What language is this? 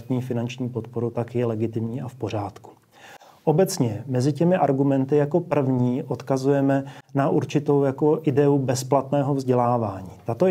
Czech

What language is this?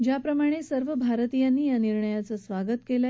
Marathi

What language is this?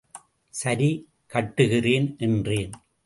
Tamil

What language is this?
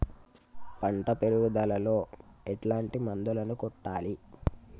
Telugu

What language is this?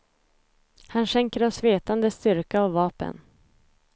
Swedish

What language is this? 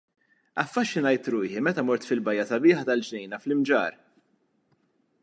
Maltese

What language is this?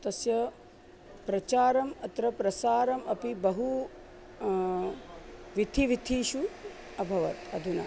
Sanskrit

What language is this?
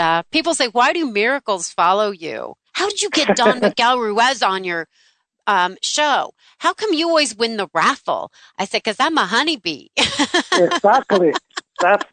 English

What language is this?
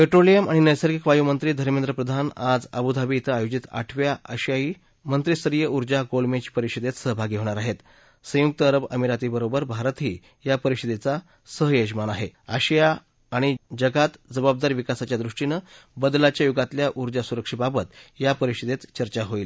Marathi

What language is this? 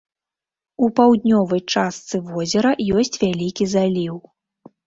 Belarusian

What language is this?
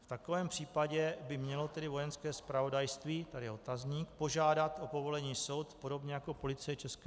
Czech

